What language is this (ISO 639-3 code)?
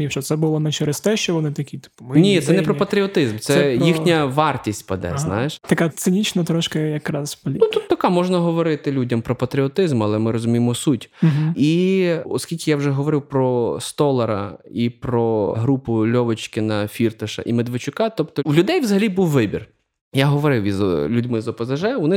ukr